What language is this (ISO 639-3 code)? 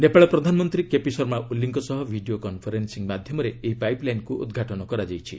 ori